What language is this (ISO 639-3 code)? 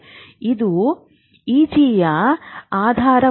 kan